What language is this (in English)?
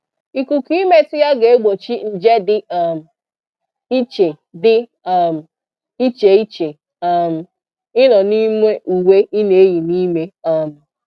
Igbo